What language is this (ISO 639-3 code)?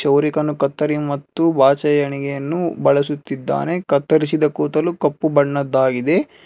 kan